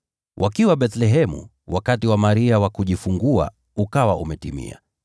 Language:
Swahili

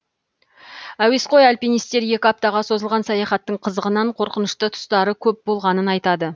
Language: Kazakh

